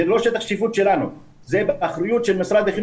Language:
Hebrew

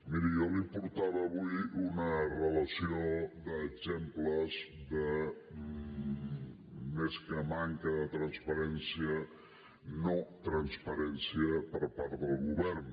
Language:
Catalan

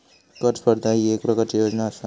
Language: Marathi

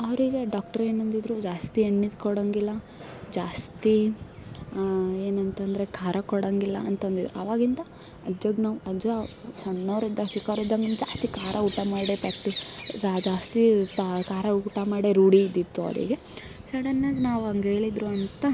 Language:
Kannada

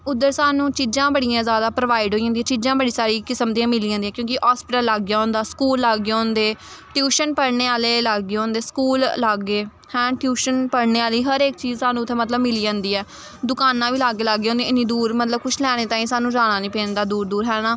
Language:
Dogri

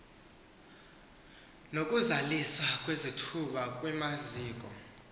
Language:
Xhosa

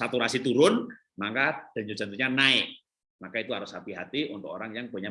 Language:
Indonesian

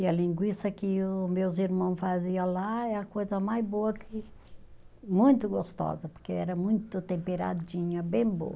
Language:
Portuguese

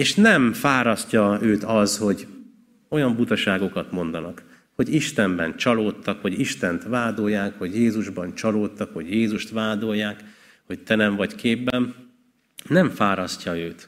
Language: Hungarian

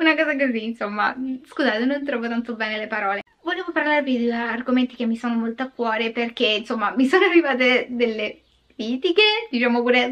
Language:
Italian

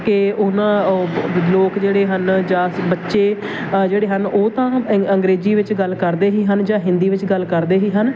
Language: Punjabi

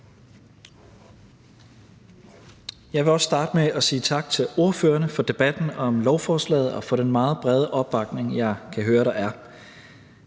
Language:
Danish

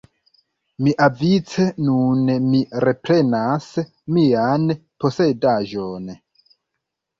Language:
Esperanto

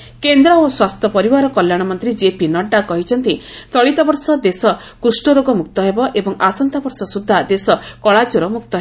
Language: Odia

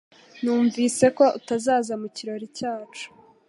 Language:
Kinyarwanda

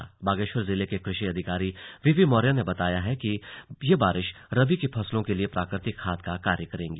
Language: Hindi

